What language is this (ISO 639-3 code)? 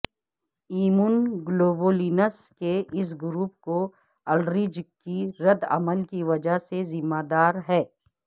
urd